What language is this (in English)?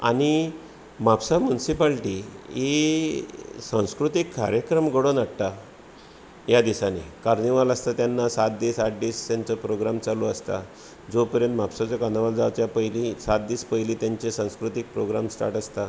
Konkani